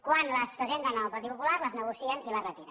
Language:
Catalan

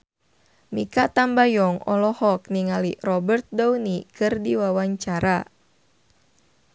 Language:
Sundanese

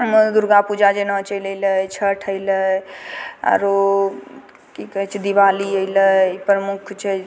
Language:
Maithili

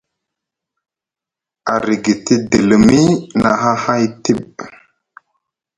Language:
Musgu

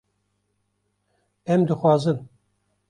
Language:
Kurdish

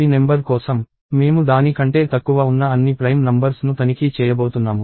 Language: Telugu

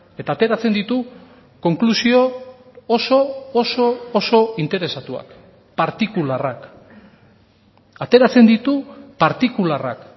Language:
Basque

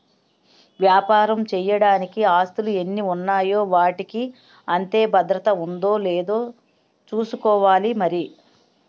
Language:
Telugu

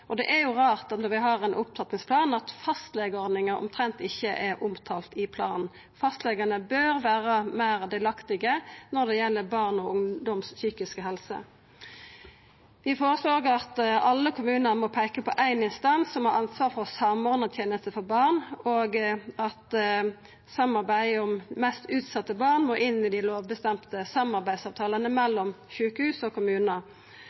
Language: Norwegian Nynorsk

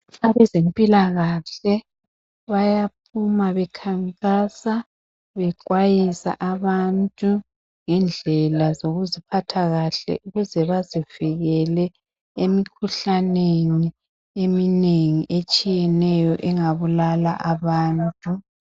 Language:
North Ndebele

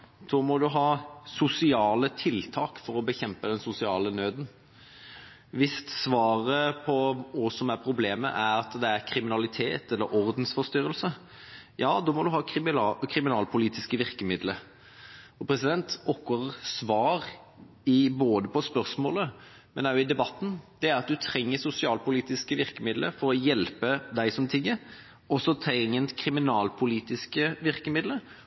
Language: Norwegian Bokmål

